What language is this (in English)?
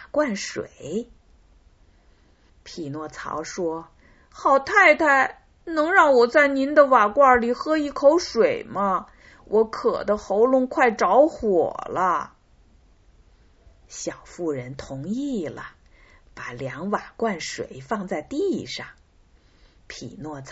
Chinese